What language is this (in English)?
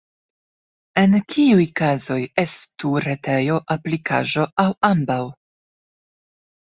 Esperanto